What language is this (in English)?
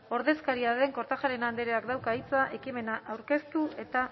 Basque